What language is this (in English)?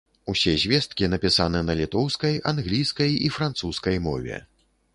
Belarusian